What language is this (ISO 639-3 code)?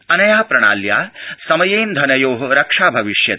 san